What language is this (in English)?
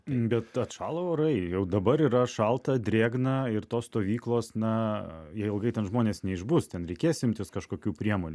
Lithuanian